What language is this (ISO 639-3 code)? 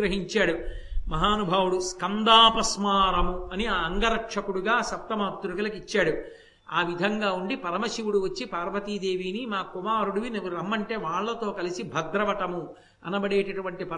tel